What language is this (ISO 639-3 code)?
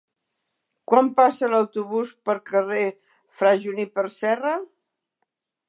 cat